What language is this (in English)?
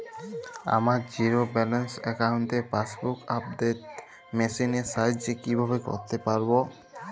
Bangla